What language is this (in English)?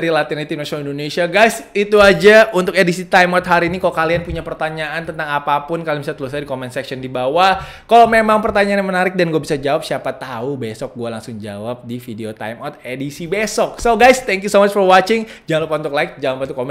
Indonesian